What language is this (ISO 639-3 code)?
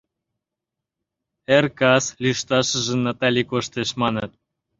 chm